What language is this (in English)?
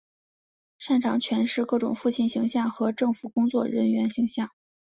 Chinese